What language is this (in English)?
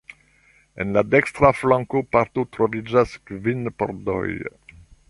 Esperanto